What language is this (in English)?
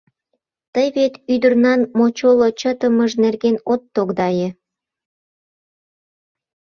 Mari